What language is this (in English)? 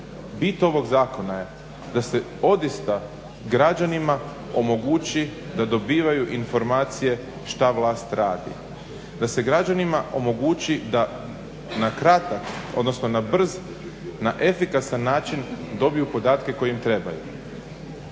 Croatian